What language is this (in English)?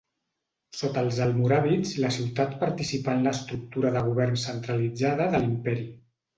Catalan